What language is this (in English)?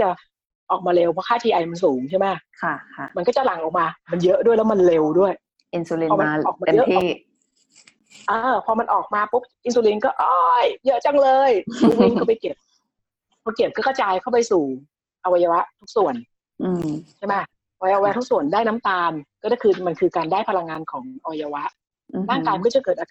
Thai